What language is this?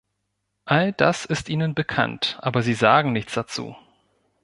German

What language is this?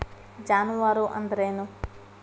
Kannada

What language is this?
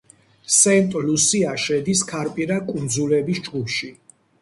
Georgian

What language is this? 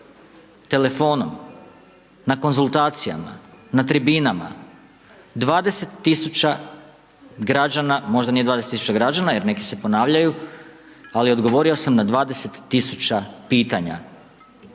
Croatian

